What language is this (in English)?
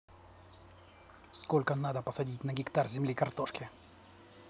Russian